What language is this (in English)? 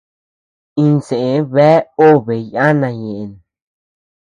Tepeuxila Cuicatec